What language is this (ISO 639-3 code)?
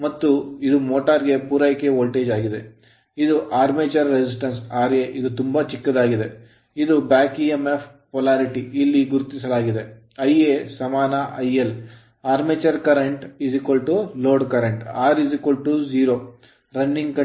kan